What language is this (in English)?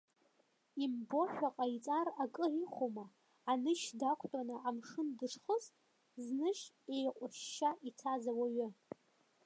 Abkhazian